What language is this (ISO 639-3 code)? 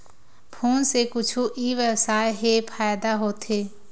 hne